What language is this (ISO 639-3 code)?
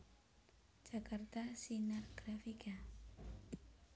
jav